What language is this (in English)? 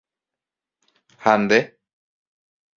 Guarani